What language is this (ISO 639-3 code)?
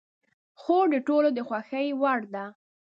pus